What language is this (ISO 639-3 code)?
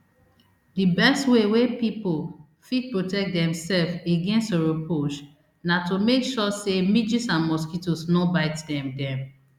pcm